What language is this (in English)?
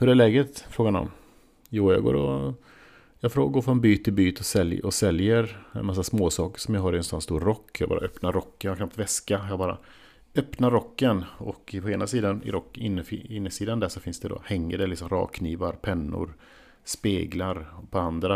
Swedish